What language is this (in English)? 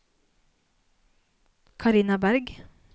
Norwegian